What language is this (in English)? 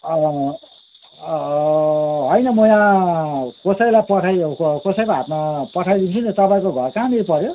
Nepali